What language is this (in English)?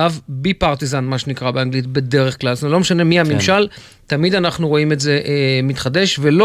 Hebrew